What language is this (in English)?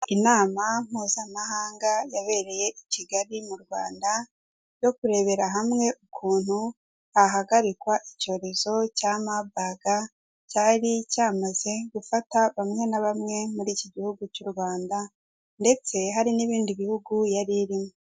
Kinyarwanda